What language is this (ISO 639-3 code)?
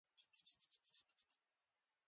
pus